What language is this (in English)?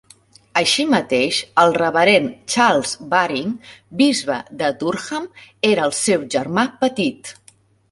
Catalan